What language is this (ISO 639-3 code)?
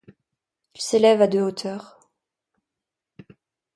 fra